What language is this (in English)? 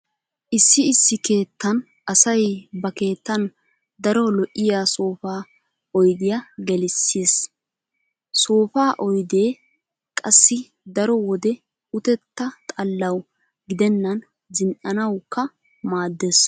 Wolaytta